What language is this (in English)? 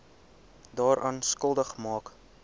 Afrikaans